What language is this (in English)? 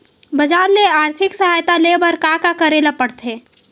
Chhattisgarhi